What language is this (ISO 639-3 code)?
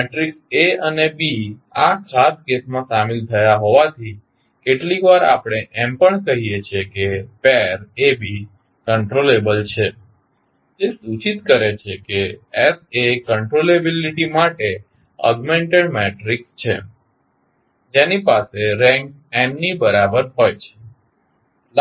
guj